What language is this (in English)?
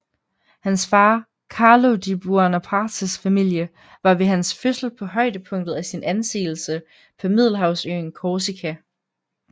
Danish